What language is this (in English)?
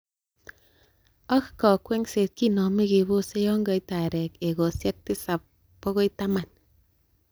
Kalenjin